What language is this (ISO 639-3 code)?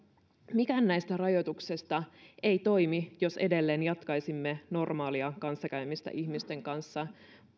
fin